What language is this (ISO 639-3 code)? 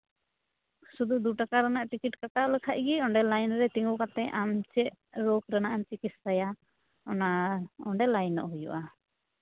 sat